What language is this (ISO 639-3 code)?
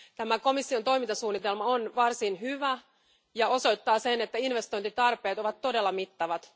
fin